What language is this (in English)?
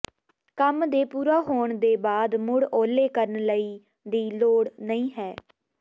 Punjabi